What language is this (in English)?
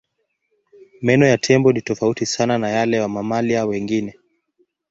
Swahili